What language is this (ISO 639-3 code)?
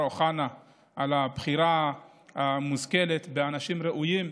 heb